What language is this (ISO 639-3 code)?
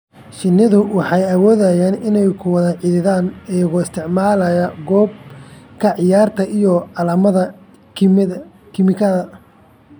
som